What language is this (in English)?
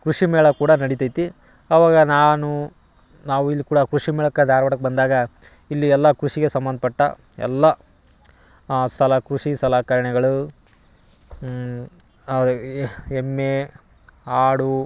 Kannada